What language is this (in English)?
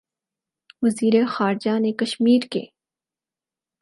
Urdu